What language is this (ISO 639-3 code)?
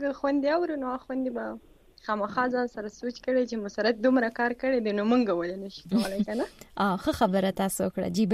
urd